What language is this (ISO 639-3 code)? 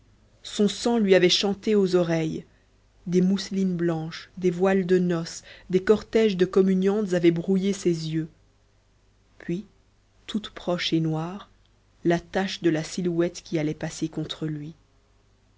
fra